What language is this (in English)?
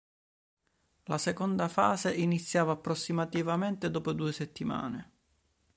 Italian